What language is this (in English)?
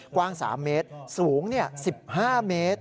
Thai